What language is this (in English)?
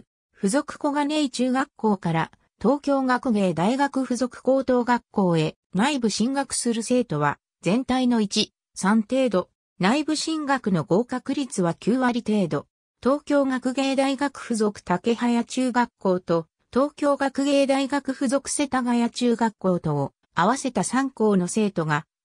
Japanese